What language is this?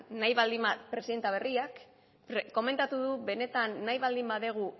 Basque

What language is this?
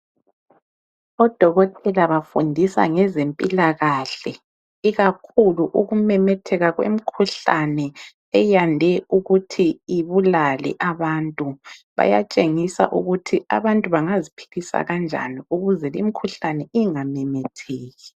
North Ndebele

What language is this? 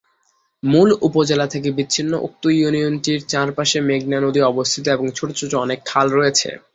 Bangla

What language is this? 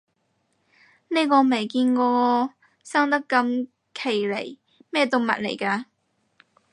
Cantonese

